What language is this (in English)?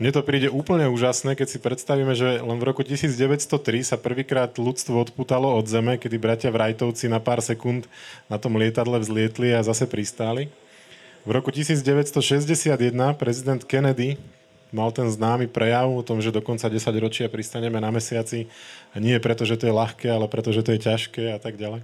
Slovak